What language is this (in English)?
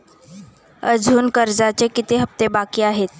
Marathi